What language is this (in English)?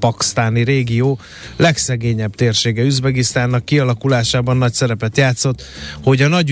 Hungarian